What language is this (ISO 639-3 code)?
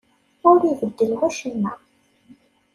kab